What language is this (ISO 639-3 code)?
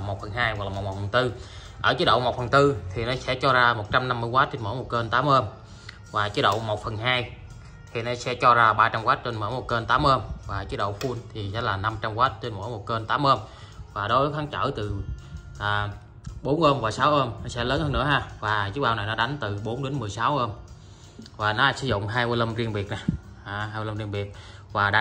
vie